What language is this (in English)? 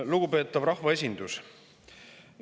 Estonian